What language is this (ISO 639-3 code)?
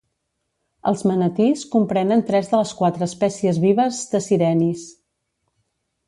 cat